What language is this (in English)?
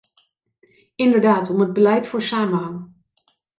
Dutch